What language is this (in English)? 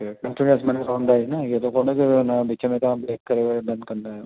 Sindhi